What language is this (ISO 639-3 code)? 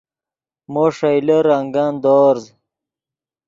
ydg